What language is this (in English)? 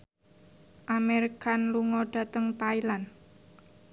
Javanese